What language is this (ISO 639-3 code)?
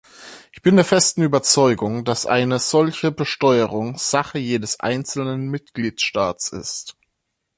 deu